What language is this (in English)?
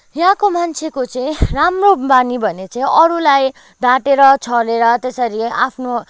Nepali